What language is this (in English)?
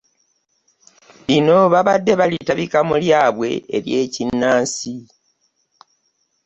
Ganda